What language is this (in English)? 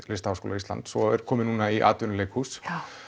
Icelandic